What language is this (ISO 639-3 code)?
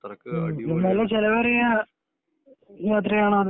mal